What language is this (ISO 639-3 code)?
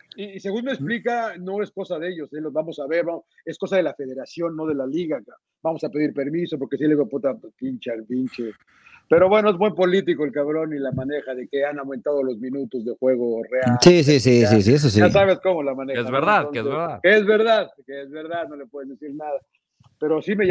spa